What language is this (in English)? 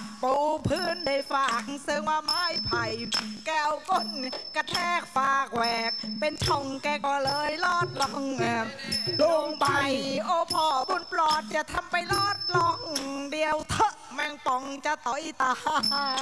Thai